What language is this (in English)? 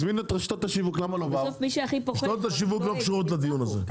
Hebrew